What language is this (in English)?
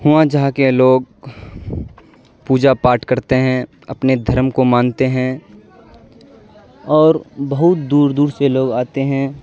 Urdu